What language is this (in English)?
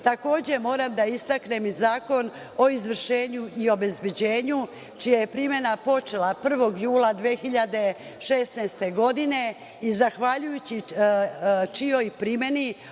Serbian